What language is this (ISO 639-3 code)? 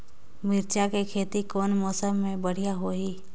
hne